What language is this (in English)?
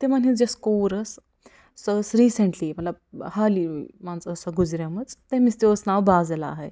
Kashmiri